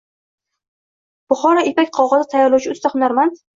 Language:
Uzbek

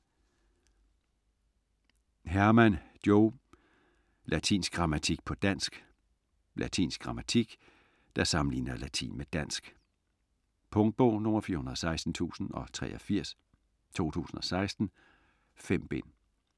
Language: Danish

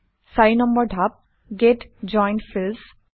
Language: Assamese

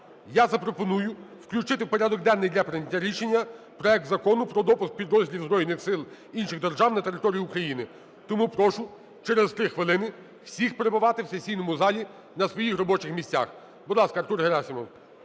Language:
Ukrainian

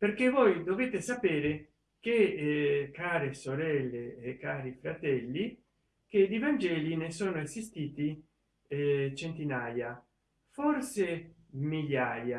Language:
Italian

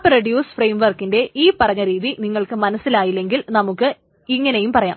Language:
Malayalam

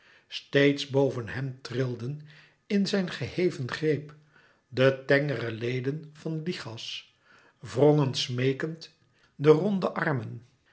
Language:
Dutch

